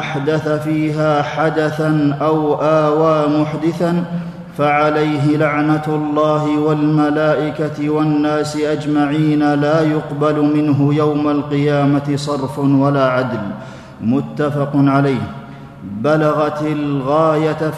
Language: Arabic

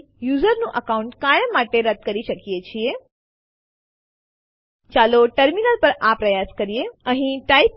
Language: Gujarati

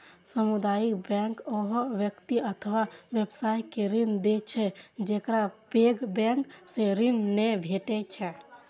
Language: Maithili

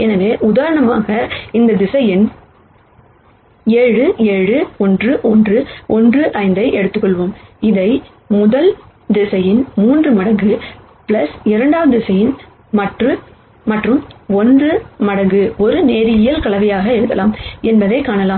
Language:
Tamil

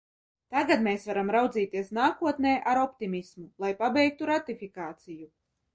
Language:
Latvian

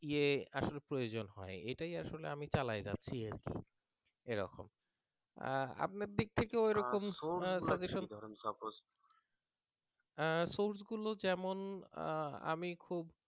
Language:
Bangla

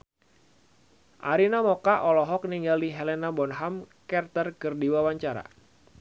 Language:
Sundanese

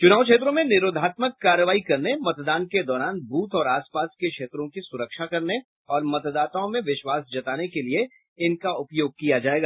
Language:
Hindi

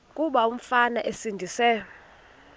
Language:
Xhosa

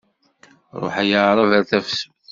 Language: Kabyle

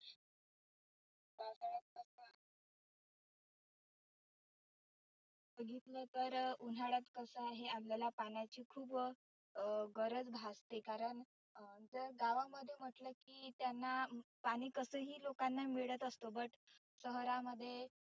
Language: Marathi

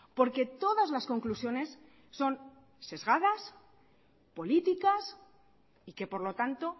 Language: Spanish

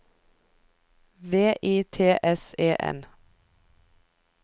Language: Norwegian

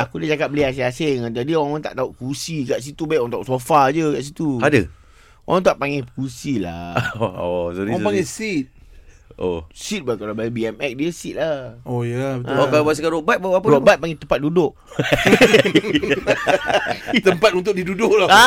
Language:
Malay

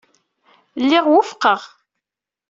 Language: Kabyle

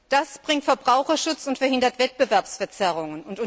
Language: German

